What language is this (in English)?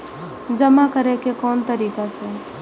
Maithili